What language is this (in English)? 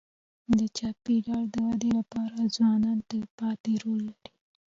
Pashto